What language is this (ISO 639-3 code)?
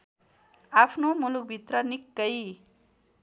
nep